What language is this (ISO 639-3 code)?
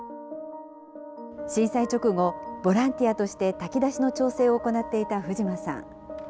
jpn